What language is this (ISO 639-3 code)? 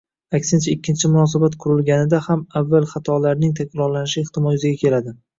uzb